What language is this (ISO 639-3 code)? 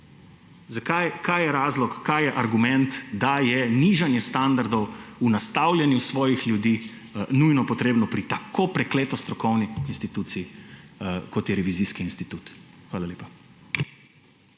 slv